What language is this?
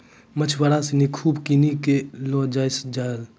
Maithili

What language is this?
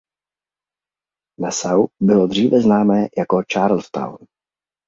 Czech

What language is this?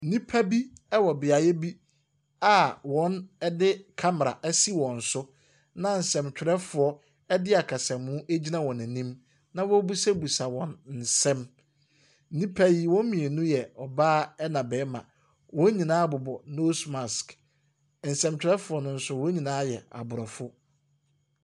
Akan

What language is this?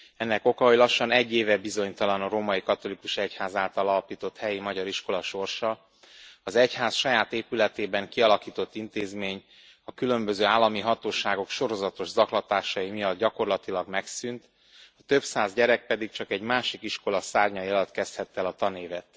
Hungarian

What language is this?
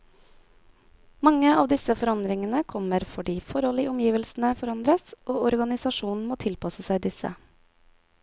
Norwegian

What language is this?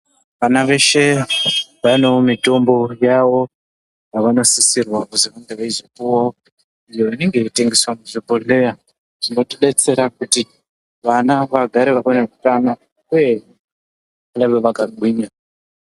Ndau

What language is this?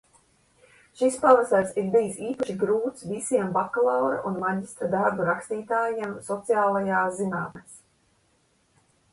Latvian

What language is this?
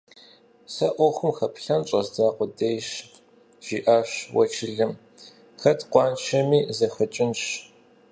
Kabardian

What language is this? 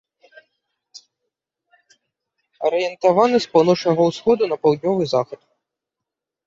Belarusian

